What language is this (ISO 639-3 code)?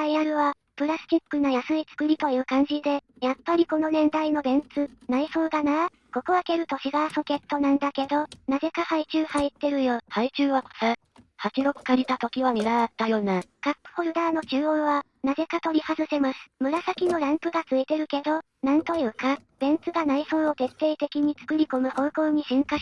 jpn